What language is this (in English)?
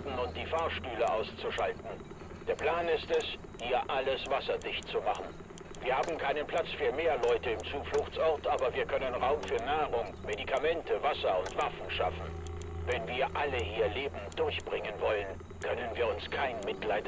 German